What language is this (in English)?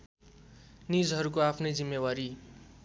Nepali